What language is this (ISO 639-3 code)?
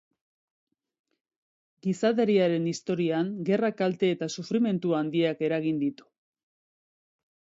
eus